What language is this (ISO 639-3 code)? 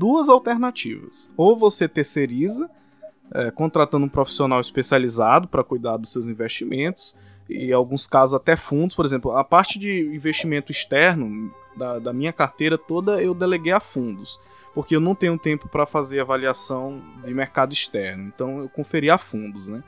por